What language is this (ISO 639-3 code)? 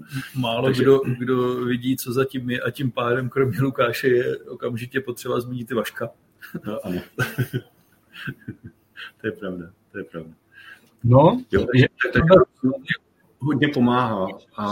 ces